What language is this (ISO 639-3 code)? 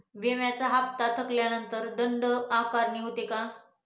mar